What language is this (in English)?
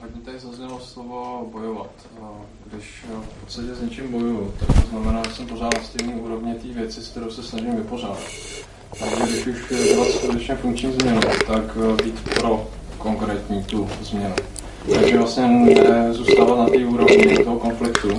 Czech